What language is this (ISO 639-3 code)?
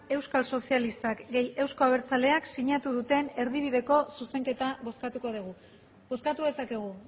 eus